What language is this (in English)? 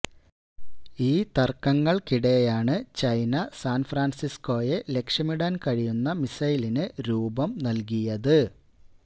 Malayalam